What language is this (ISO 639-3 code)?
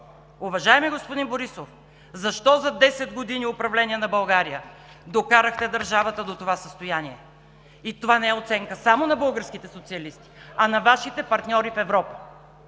bul